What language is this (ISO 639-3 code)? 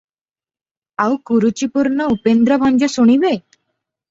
ori